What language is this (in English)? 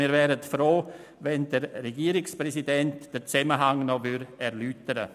Swiss German